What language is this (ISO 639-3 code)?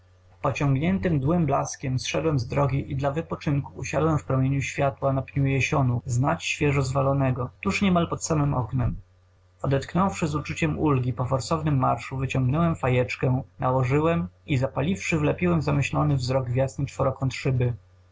pol